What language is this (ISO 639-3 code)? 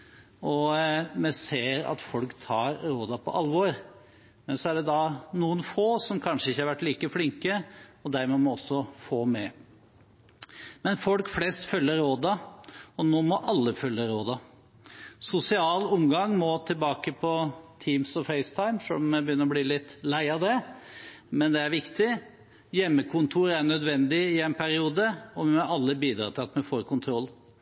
nob